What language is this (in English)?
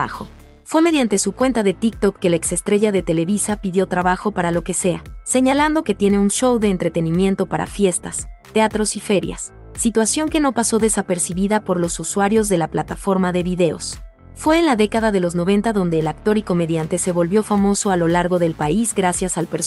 Spanish